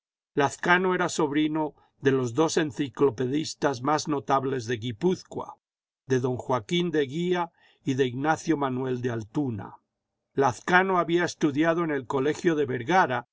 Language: Spanish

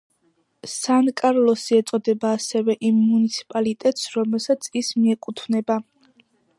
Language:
Georgian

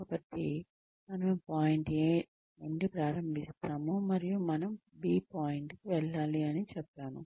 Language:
Telugu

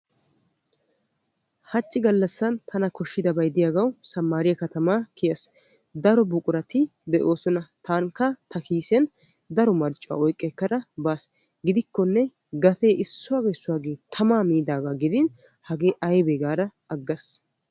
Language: Wolaytta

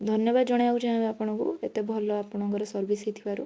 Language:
Odia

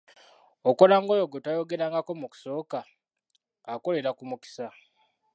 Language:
Ganda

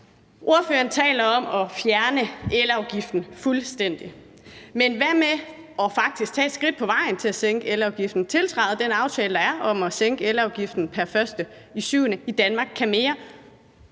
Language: Danish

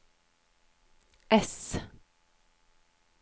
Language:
Norwegian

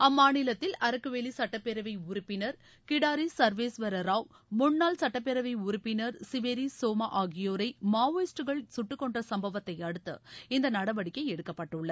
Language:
Tamil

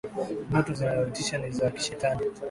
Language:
Swahili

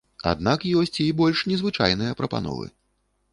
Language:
Belarusian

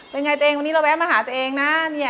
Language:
Thai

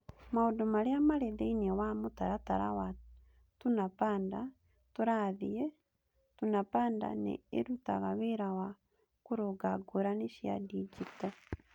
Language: Kikuyu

